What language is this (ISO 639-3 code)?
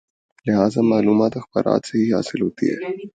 urd